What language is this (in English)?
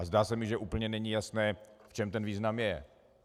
Czech